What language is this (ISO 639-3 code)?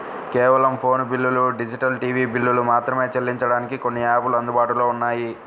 tel